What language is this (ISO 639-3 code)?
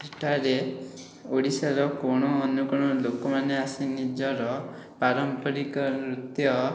ori